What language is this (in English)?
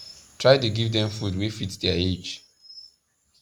Nigerian Pidgin